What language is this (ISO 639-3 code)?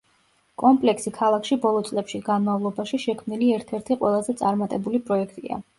kat